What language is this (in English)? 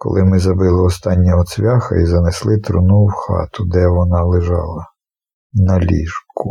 Ukrainian